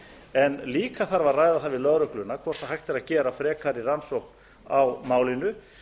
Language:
Icelandic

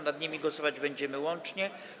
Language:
Polish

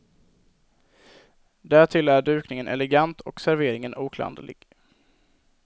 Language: Swedish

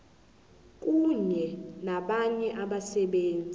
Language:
South Ndebele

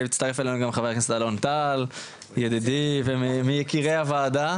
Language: Hebrew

